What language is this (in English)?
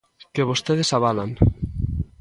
Galician